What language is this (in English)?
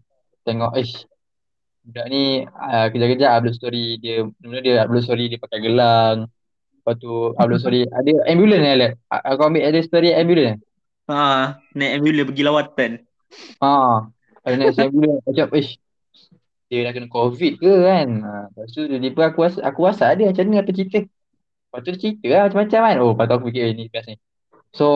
Malay